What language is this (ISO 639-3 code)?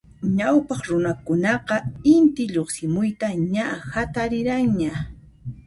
qxp